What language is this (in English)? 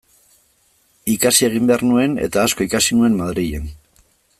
Basque